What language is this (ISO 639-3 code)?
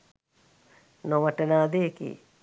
sin